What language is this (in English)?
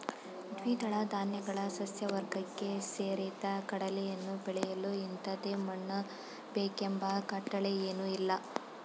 Kannada